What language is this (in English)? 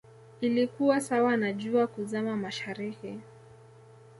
Swahili